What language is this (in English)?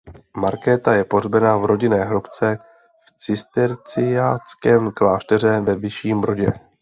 Czech